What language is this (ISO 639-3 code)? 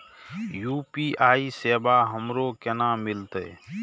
mai